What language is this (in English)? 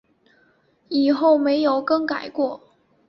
Chinese